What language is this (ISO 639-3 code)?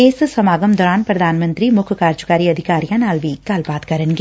pan